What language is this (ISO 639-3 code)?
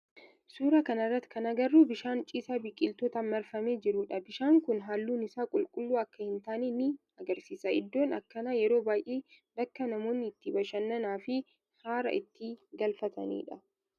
orm